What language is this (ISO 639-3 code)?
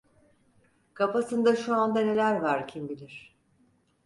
tur